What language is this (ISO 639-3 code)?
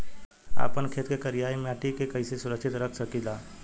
bho